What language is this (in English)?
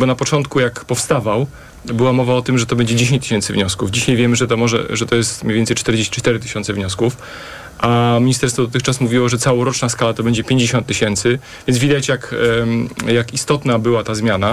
Polish